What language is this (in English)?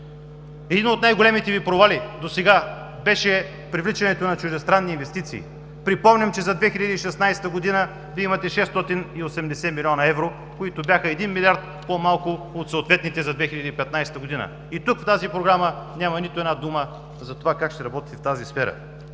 Bulgarian